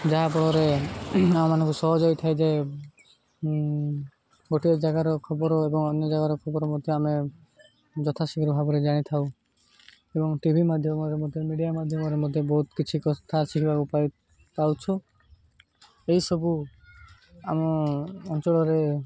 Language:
Odia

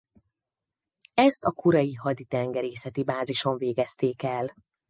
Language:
Hungarian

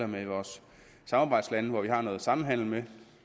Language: Danish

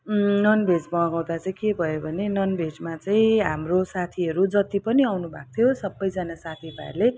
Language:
Nepali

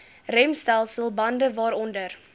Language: Afrikaans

